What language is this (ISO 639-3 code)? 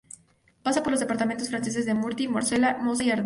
spa